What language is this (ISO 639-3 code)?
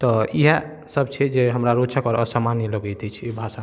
mai